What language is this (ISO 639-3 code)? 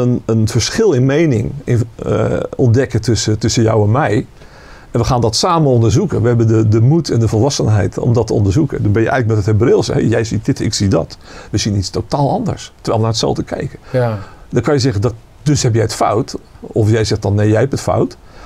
nld